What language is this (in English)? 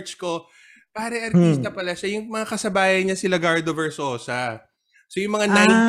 Filipino